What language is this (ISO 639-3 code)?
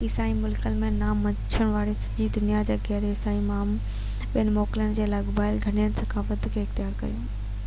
snd